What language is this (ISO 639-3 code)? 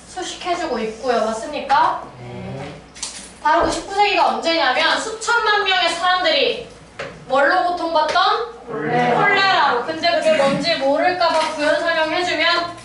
kor